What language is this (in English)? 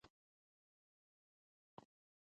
Pashto